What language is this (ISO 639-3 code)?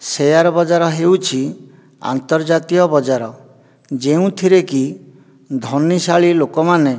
ori